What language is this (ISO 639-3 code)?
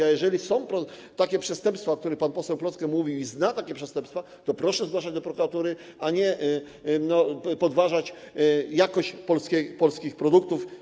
pol